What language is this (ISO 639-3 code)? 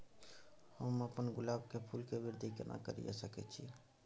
mai